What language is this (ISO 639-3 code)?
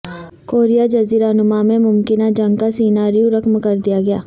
urd